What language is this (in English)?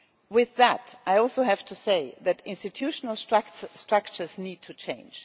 English